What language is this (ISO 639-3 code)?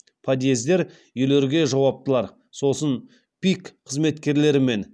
kaz